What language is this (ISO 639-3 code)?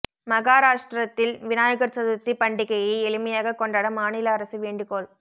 tam